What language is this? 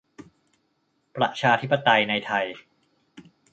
Thai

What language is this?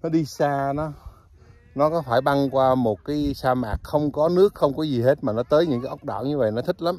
Vietnamese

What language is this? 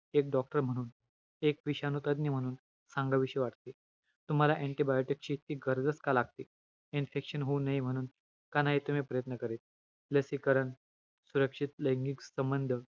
Marathi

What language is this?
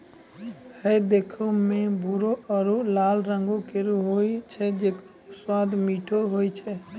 Maithili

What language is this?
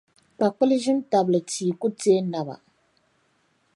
Dagbani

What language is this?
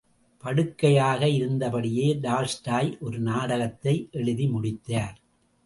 Tamil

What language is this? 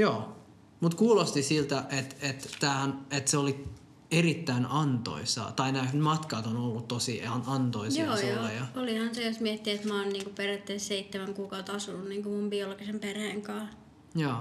Finnish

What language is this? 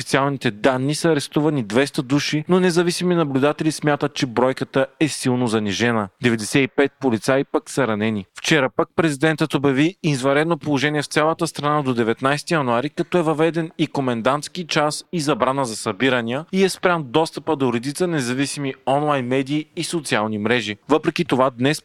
Bulgarian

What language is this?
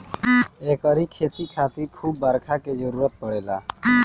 Bhojpuri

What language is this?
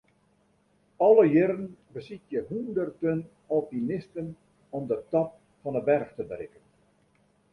Western Frisian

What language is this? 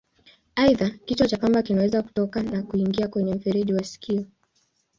Swahili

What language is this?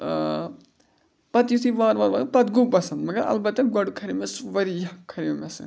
Kashmiri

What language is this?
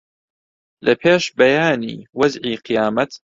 Central Kurdish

